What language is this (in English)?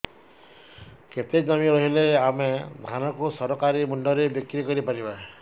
Odia